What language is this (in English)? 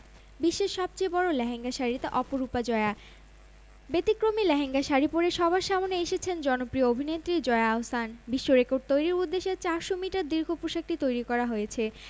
Bangla